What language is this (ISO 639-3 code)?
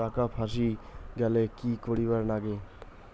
ben